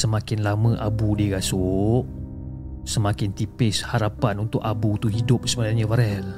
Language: Malay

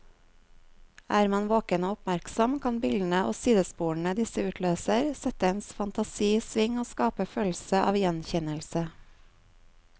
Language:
Norwegian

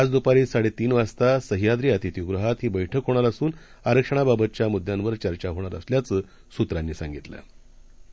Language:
Marathi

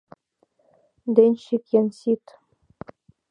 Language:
Mari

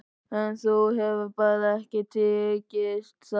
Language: Icelandic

